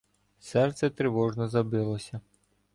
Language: Ukrainian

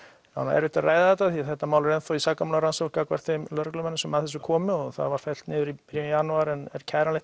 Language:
Icelandic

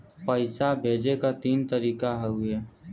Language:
Bhojpuri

